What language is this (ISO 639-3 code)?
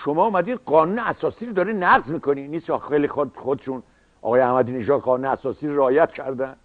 fas